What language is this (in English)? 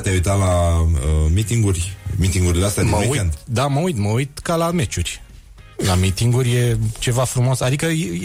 Romanian